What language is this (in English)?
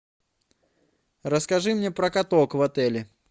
Russian